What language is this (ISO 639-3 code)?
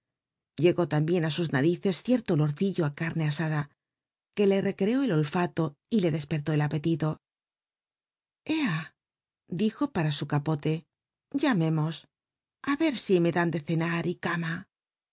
spa